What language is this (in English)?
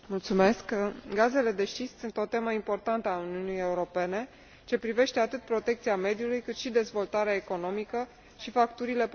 Romanian